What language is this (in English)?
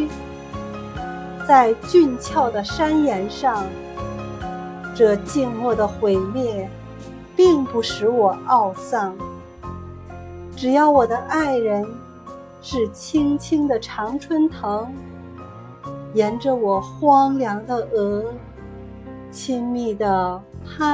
Chinese